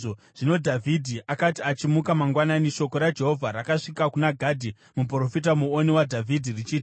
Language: Shona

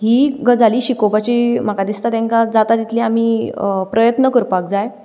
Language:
Konkani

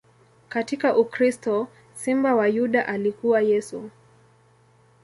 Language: Swahili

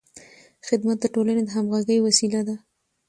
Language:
Pashto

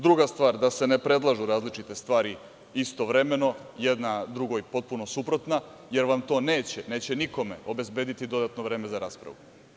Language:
Serbian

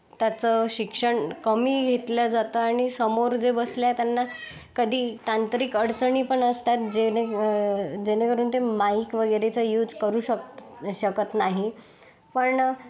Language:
Marathi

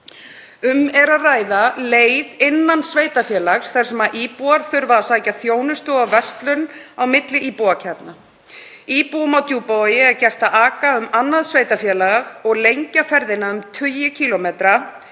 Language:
Icelandic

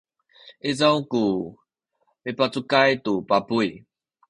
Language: Sakizaya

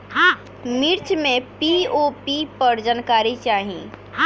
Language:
Bhojpuri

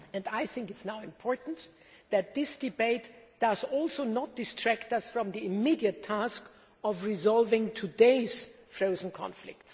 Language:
English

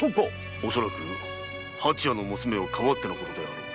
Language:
Japanese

